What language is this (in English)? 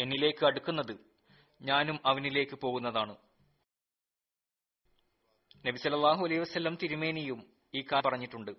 Malayalam